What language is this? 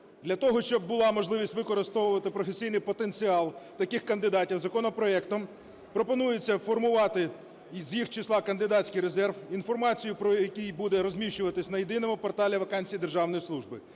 Ukrainian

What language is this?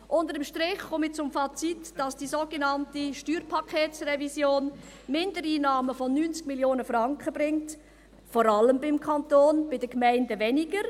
Swiss German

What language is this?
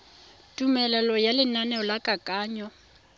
Tswana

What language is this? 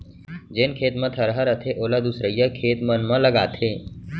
Chhattisgarhi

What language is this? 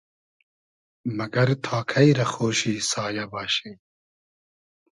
Hazaragi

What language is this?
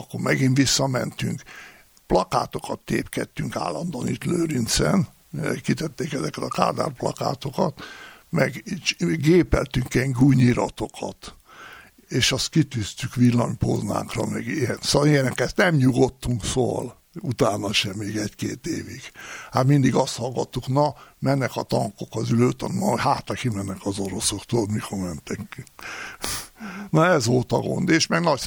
Hungarian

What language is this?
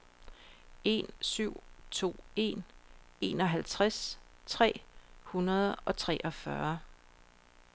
Danish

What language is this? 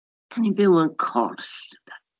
Welsh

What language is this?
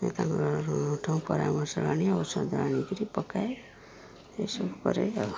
Odia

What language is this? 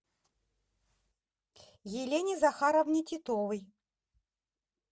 Russian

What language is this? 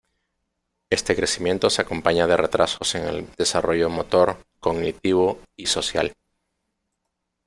Spanish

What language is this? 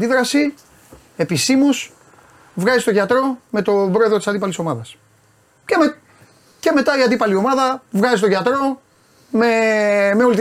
Greek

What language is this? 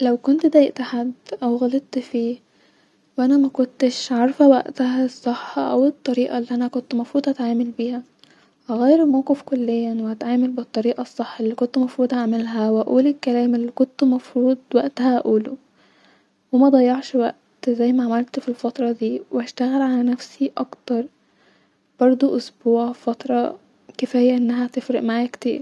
Egyptian Arabic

